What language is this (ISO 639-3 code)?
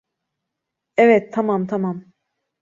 tur